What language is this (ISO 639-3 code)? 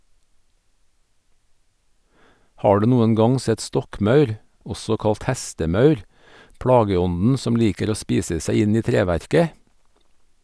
nor